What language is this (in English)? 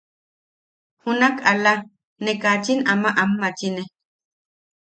Yaqui